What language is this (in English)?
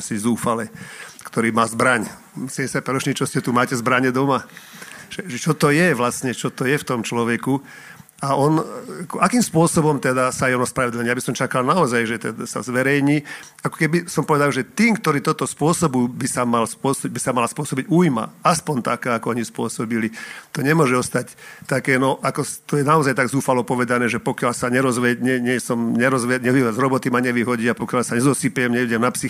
Slovak